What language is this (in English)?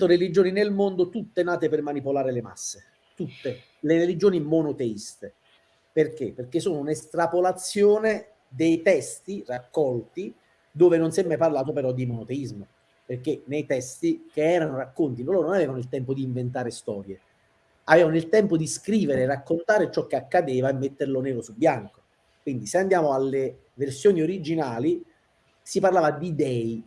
Italian